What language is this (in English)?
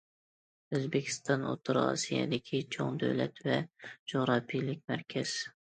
Uyghur